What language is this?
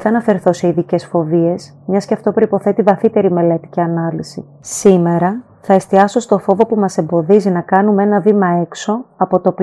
Greek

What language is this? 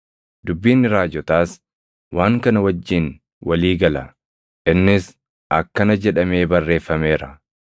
Oromo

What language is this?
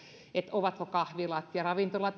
Finnish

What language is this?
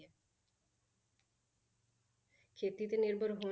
Punjabi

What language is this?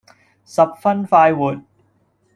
Cantonese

